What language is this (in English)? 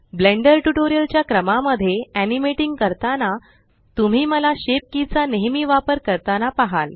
Marathi